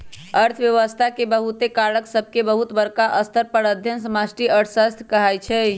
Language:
Magahi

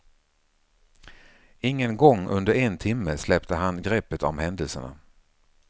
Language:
Swedish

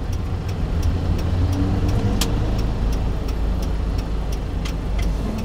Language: Korean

